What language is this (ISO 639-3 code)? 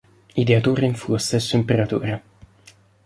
ita